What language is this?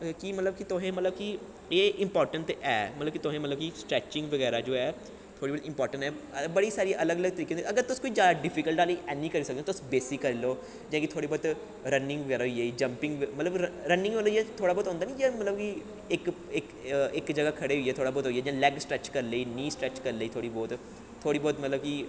Dogri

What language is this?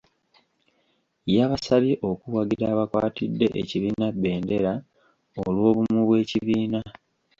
Ganda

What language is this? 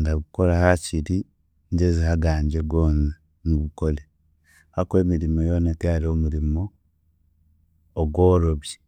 Chiga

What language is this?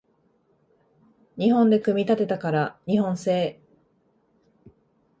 Japanese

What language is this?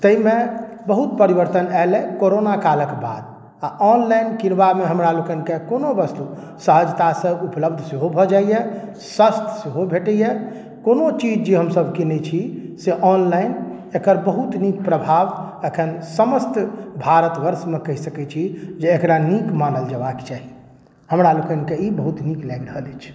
Maithili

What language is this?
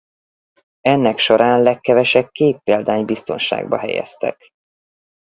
Hungarian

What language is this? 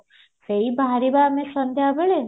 Odia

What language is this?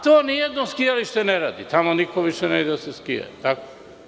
Serbian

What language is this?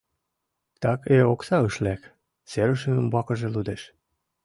Mari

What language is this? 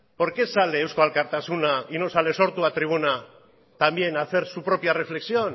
Spanish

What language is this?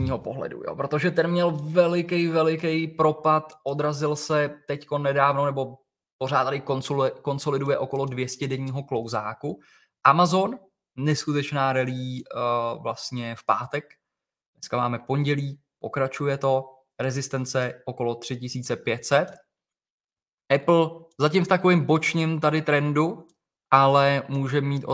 Czech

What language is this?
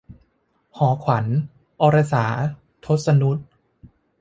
Thai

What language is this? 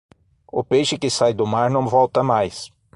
Portuguese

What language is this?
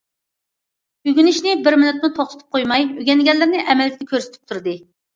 Uyghur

